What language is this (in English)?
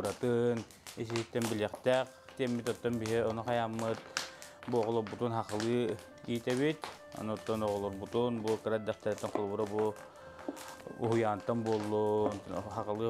Turkish